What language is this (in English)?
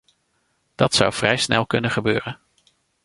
Dutch